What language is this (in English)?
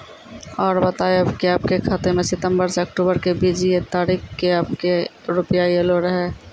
Maithili